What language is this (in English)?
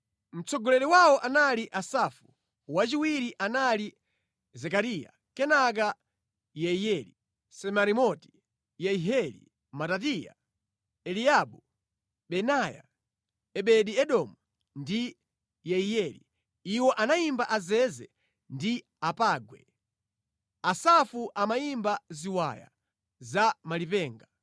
Nyanja